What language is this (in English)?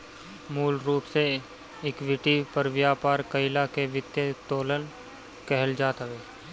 Bhojpuri